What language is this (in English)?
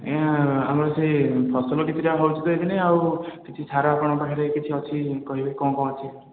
Odia